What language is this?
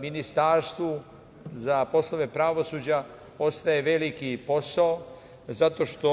Serbian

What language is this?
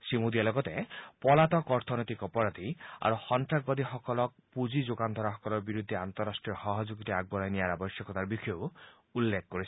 Assamese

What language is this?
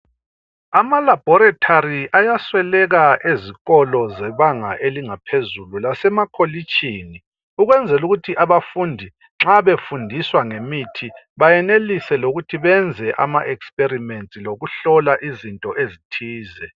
North Ndebele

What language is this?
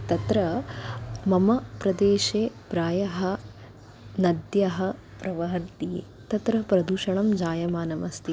Sanskrit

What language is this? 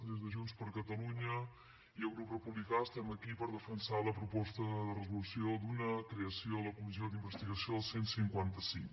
Catalan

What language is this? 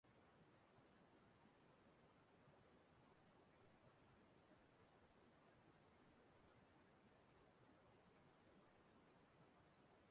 Igbo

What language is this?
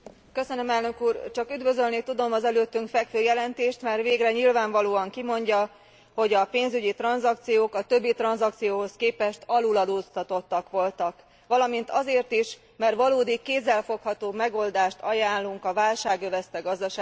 Hungarian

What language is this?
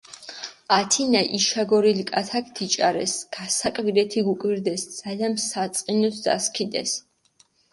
Mingrelian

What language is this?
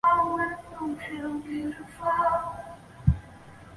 Chinese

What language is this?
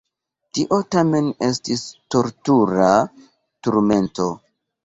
Esperanto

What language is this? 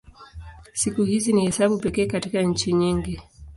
Swahili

